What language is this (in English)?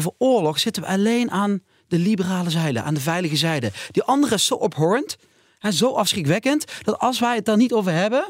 Dutch